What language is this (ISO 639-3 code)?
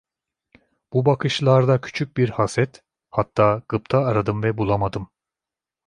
tur